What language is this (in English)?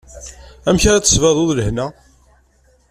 Kabyle